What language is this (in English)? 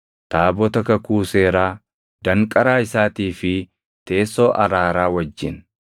Oromo